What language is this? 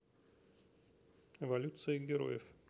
Russian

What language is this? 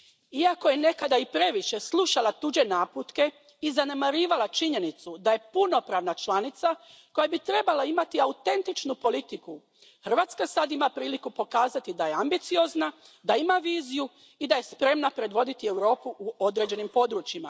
Croatian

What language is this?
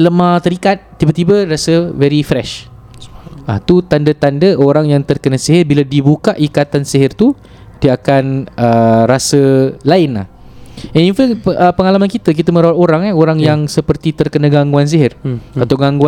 Malay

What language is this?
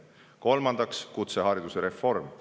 Estonian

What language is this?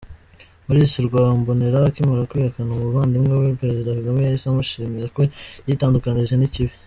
Kinyarwanda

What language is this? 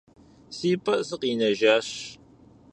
Kabardian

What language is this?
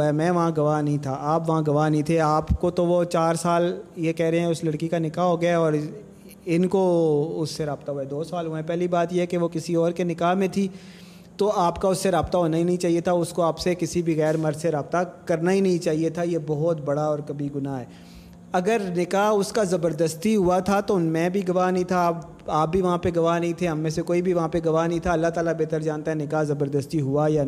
Urdu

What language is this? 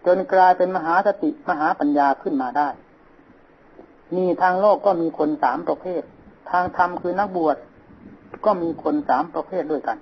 Thai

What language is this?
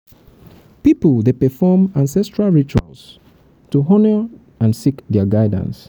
Nigerian Pidgin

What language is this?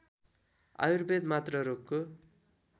Nepali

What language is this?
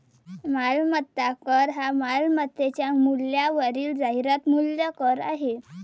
Marathi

